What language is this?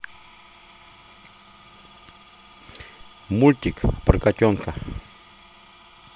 Russian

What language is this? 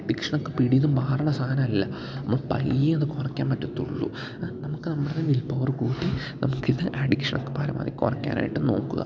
Malayalam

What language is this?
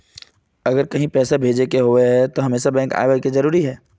Magahi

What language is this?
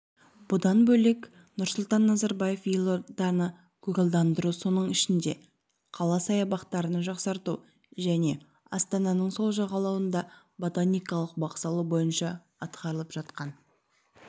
Kazakh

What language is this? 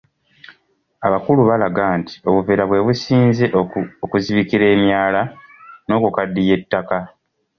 Ganda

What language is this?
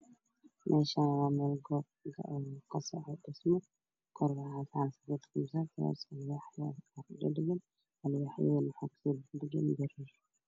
Somali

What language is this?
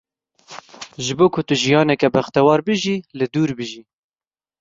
Kurdish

